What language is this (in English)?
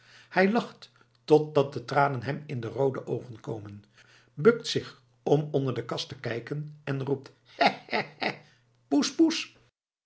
Dutch